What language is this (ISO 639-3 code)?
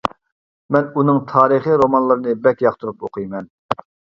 uig